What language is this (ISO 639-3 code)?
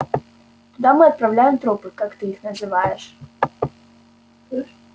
rus